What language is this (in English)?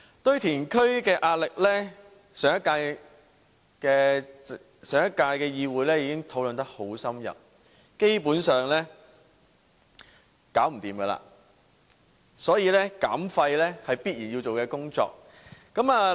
Cantonese